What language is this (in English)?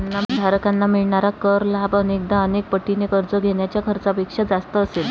Marathi